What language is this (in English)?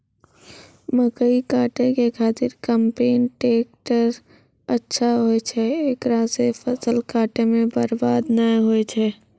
Maithili